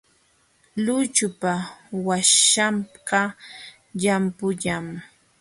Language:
Jauja Wanca Quechua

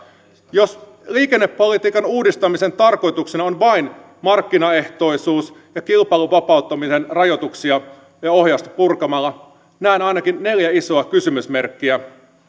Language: Finnish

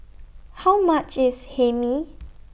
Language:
English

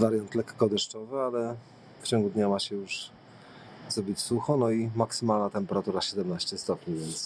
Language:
Polish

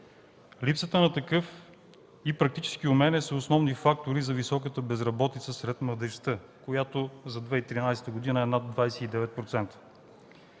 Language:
Bulgarian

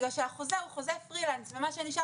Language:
Hebrew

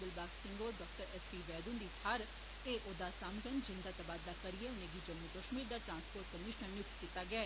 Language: Dogri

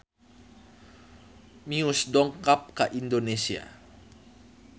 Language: Sundanese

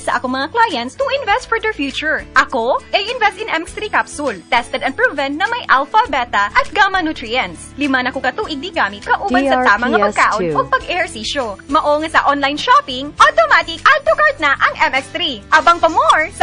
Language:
Filipino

